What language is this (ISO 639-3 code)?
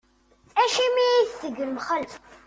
kab